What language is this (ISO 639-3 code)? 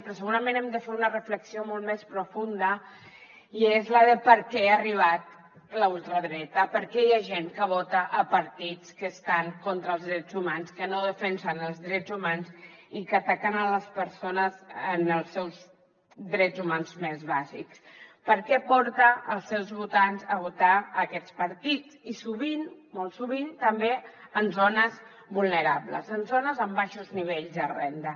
cat